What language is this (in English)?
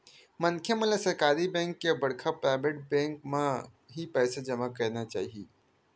Chhattisgarhi